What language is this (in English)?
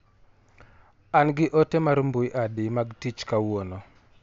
Luo (Kenya and Tanzania)